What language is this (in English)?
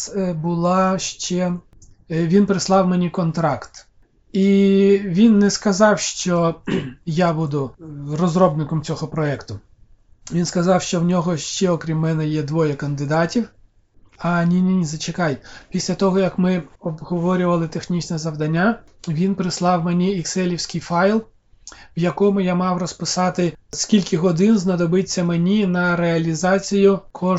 Ukrainian